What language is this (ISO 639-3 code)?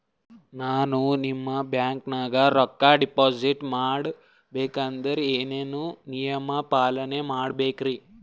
kan